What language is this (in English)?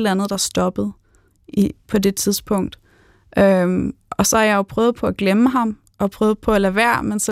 Danish